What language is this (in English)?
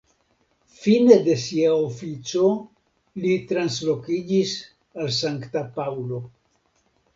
Esperanto